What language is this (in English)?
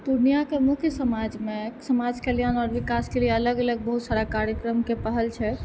Maithili